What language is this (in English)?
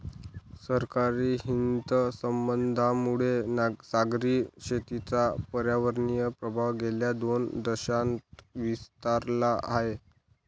Marathi